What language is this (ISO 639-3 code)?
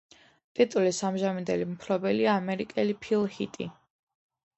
kat